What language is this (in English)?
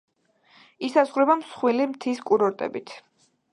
Georgian